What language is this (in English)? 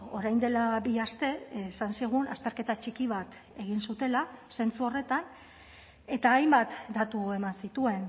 Basque